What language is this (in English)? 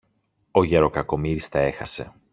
Greek